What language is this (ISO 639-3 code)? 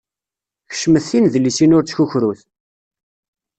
kab